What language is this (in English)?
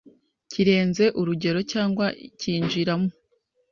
Kinyarwanda